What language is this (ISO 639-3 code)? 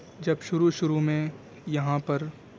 urd